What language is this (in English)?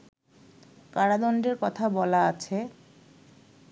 Bangla